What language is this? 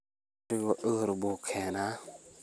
Somali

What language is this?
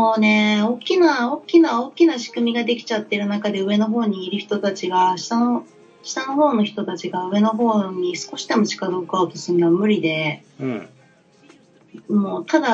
Japanese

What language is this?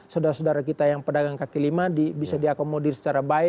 Indonesian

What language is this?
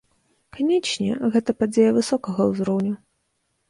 Belarusian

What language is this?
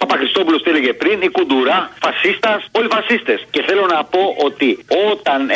Greek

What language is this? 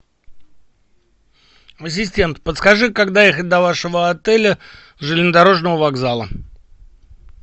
Russian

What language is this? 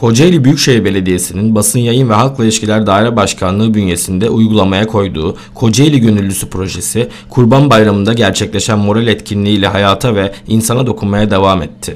Turkish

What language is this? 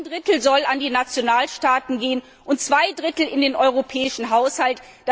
German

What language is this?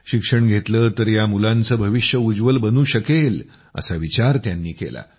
Marathi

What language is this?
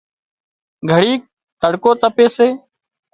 Wadiyara Koli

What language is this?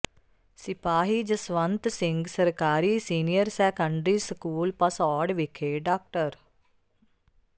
Punjabi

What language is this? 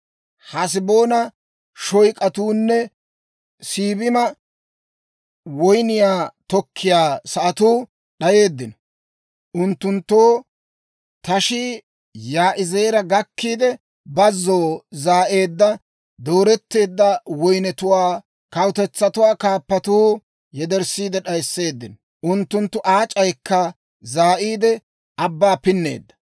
Dawro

